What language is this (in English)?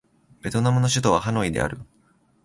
Japanese